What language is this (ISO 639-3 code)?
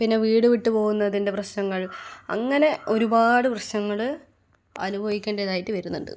mal